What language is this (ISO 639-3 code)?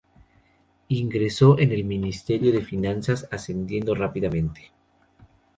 spa